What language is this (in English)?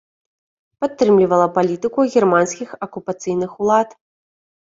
Belarusian